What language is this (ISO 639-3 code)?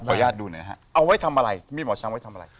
tha